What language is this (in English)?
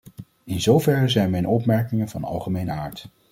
Dutch